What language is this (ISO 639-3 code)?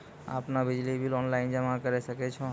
mai